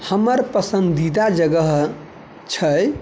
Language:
Maithili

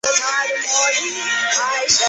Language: Chinese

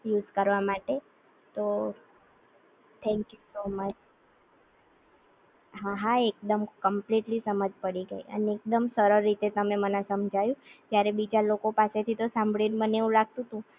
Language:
Gujarati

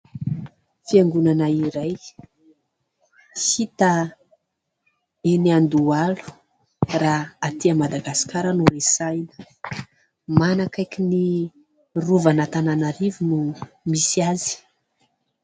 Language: Malagasy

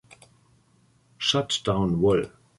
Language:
German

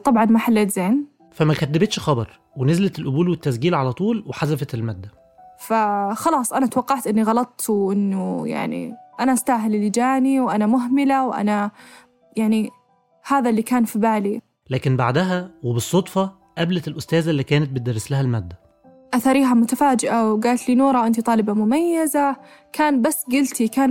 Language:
Arabic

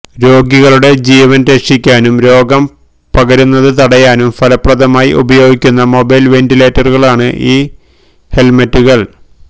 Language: Malayalam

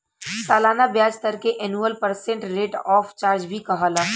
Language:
Bhojpuri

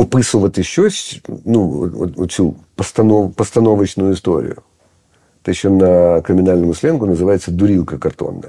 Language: Ukrainian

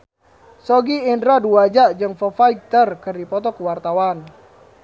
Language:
Sundanese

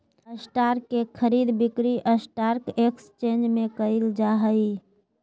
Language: Magahi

